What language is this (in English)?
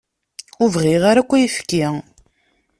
Kabyle